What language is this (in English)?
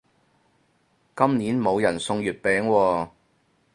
Cantonese